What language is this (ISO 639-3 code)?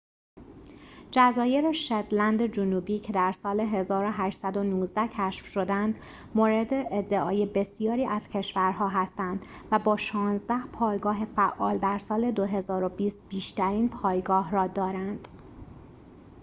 fas